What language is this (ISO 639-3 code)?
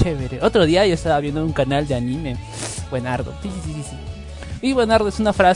spa